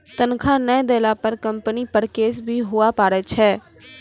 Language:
Maithili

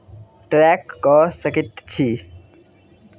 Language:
Maithili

